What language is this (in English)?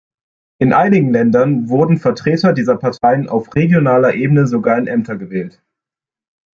German